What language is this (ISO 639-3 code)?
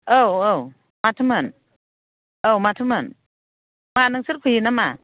brx